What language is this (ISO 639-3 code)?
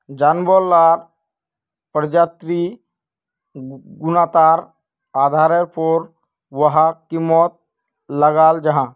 mag